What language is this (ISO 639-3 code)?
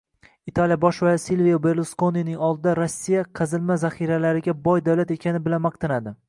uzb